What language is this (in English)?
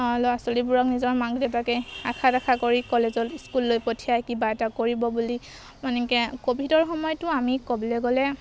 Assamese